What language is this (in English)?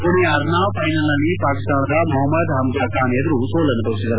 Kannada